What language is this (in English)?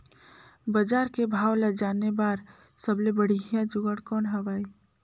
Chhattisgarhi